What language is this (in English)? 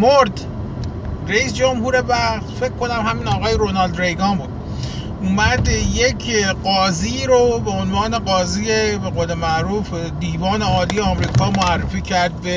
Persian